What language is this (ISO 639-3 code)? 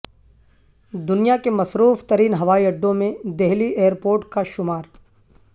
urd